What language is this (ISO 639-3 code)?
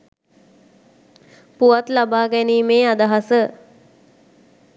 sin